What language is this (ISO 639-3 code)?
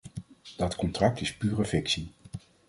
nld